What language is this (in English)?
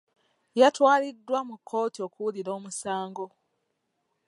Ganda